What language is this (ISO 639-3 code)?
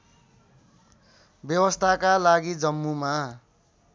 nep